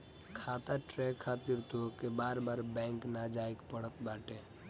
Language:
Bhojpuri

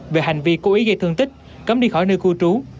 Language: Vietnamese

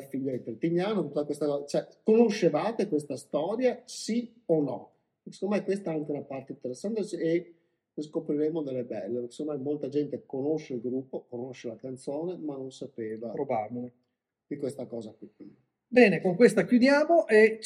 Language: Italian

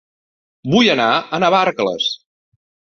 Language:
Catalan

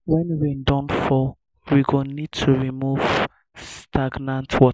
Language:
Nigerian Pidgin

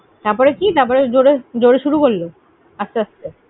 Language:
Bangla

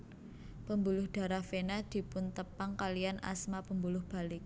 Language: Javanese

